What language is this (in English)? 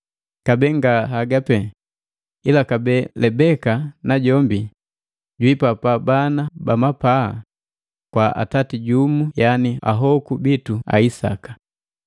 Matengo